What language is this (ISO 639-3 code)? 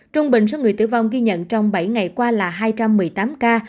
vie